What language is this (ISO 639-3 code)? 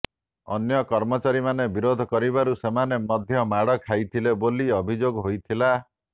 ori